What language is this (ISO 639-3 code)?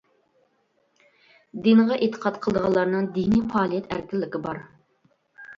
uig